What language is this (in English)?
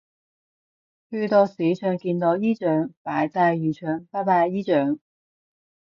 Cantonese